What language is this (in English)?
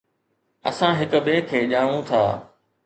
Sindhi